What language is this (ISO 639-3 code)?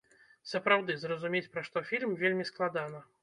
bel